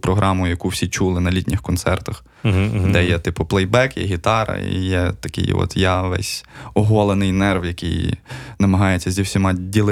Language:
Ukrainian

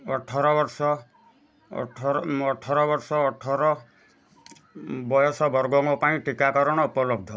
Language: Odia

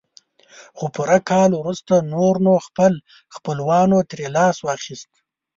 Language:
Pashto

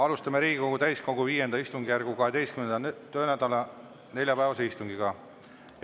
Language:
Estonian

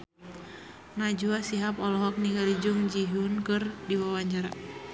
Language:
Sundanese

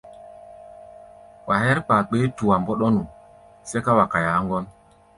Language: Gbaya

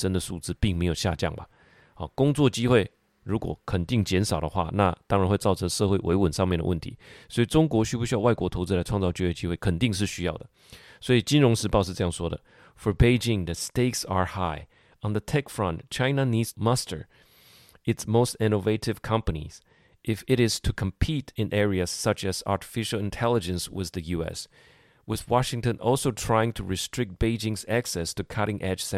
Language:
Chinese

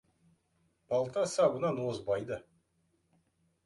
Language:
Kazakh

